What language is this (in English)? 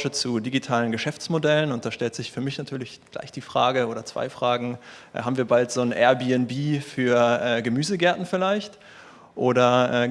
German